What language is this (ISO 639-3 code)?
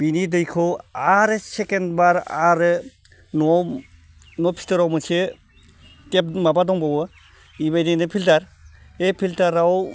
brx